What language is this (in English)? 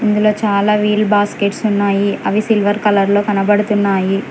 Telugu